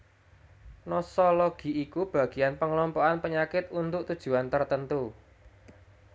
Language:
Javanese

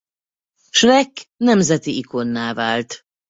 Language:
Hungarian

